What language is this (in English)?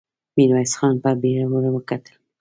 Pashto